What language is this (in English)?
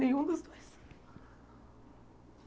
Portuguese